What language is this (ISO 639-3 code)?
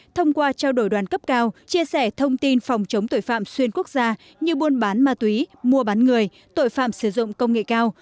vie